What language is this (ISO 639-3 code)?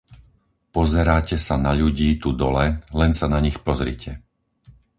slk